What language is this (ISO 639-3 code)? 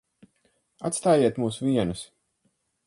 lav